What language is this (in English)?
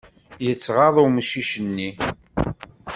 Kabyle